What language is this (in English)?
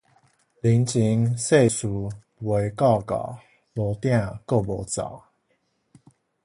Min Nan Chinese